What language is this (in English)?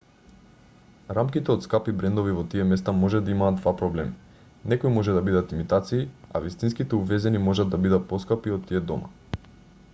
Macedonian